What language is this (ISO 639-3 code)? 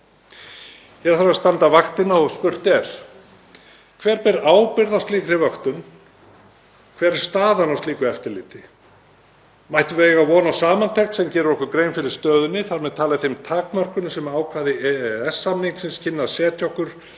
isl